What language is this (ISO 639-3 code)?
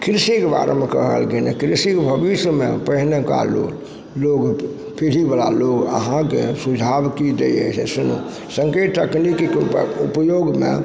mai